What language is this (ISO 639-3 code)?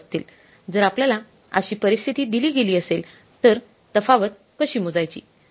mar